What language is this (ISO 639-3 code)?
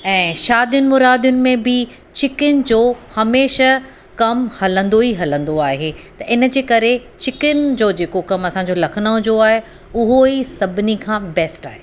snd